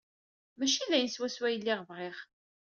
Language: Kabyle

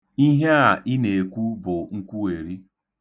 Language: Igbo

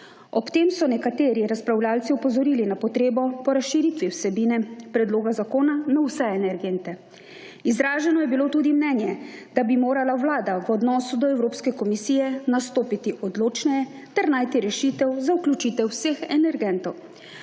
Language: Slovenian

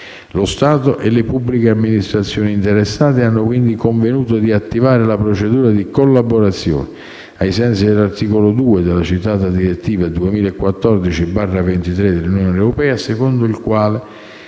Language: Italian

